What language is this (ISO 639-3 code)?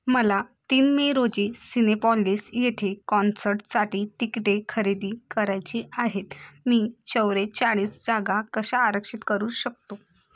mar